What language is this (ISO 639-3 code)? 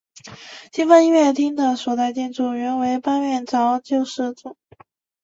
zho